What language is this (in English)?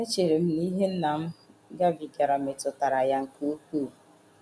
Igbo